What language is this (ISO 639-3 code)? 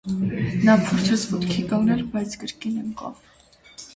hye